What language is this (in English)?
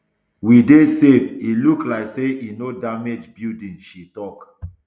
Nigerian Pidgin